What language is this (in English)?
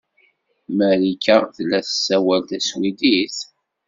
Kabyle